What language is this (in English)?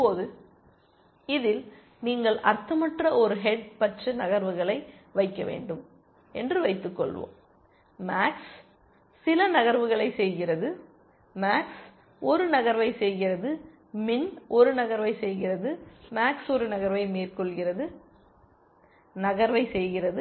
Tamil